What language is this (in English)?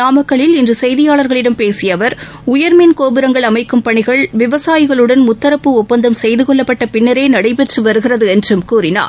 Tamil